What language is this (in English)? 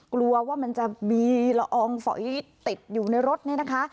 Thai